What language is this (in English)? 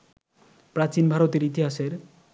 Bangla